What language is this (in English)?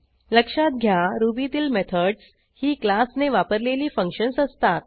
Marathi